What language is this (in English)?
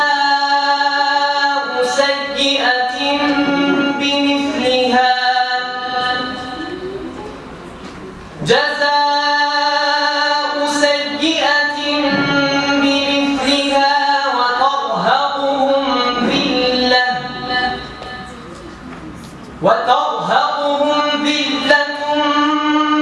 Arabic